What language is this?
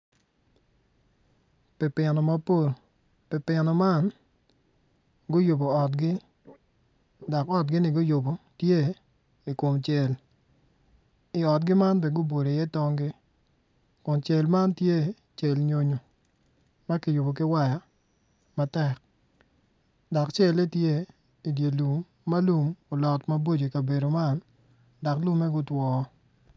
Acoli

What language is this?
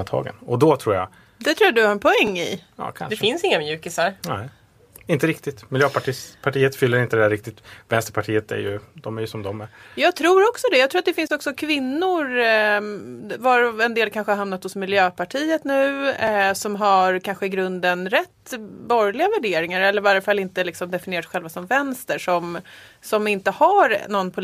Swedish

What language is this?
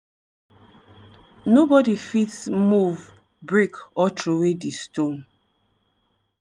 Nigerian Pidgin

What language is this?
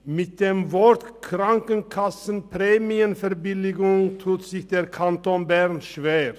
Swiss German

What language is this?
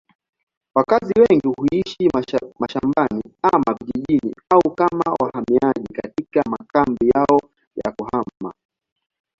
Swahili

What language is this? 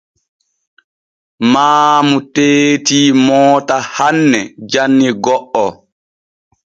Borgu Fulfulde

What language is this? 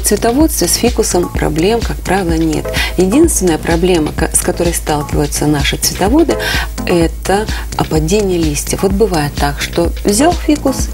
Russian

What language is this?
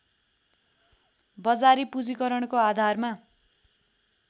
Nepali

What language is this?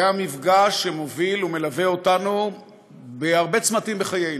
Hebrew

